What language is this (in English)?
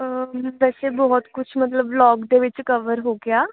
Punjabi